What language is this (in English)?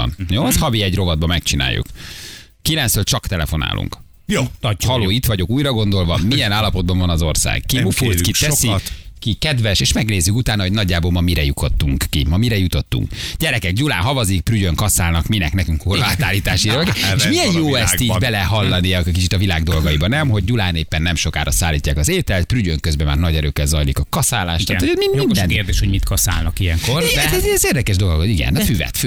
Hungarian